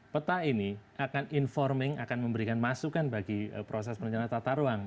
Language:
Indonesian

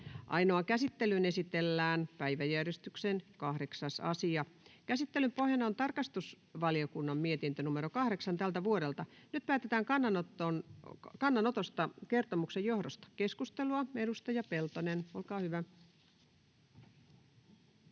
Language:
Finnish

